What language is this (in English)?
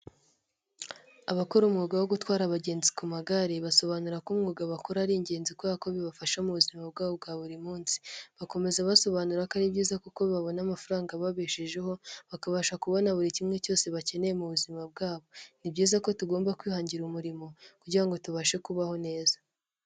Kinyarwanda